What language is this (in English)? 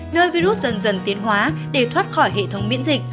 Vietnamese